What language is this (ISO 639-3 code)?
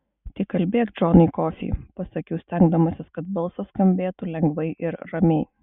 lit